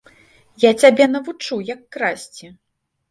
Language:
Belarusian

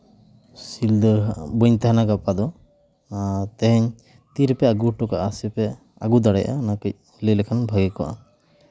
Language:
Santali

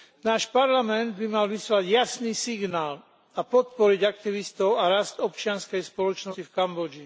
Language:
Slovak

